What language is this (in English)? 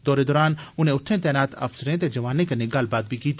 Dogri